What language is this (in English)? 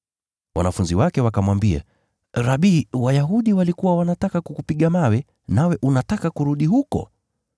Swahili